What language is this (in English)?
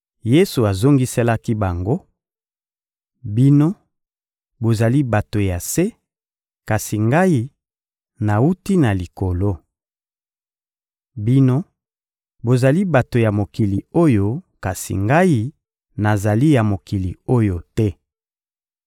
Lingala